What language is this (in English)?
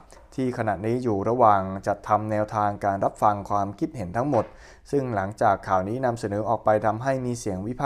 Thai